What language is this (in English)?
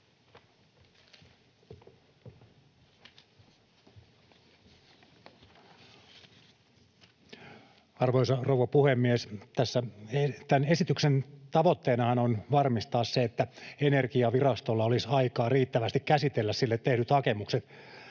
Finnish